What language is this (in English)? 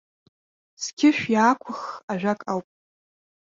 Abkhazian